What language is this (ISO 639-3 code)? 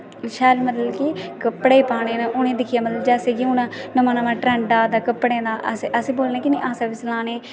doi